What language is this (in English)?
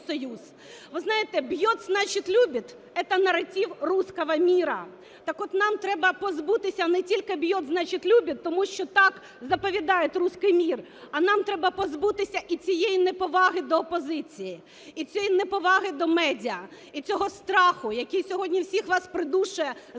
Ukrainian